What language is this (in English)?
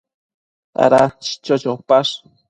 Matsés